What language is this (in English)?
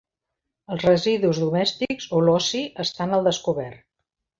Catalan